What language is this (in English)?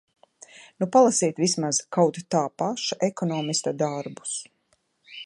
Latvian